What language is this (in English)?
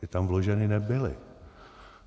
Czech